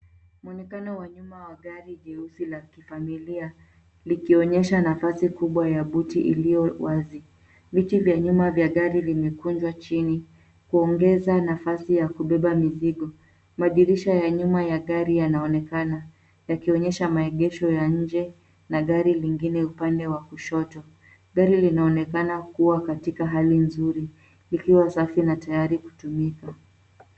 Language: Swahili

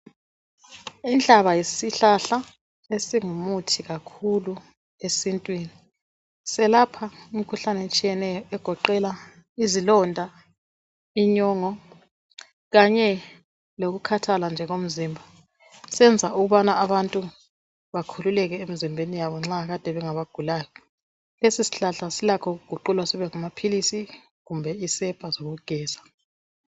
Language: North Ndebele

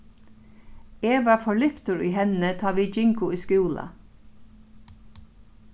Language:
Faroese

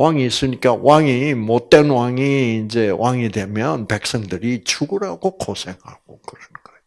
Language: Korean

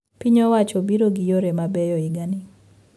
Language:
Luo (Kenya and Tanzania)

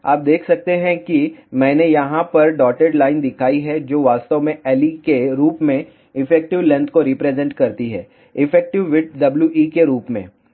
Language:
Hindi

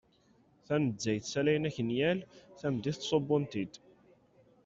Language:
Kabyle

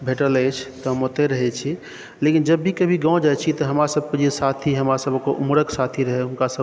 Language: Maithili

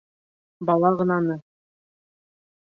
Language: Bashkir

